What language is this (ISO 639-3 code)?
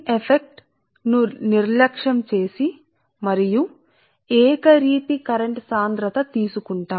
tel